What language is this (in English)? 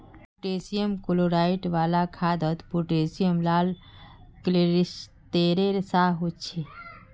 Magahi